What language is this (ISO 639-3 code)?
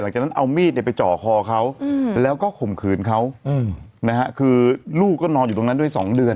tha